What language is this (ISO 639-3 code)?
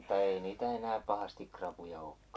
fin